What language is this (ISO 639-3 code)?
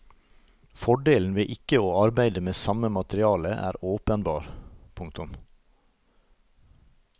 nor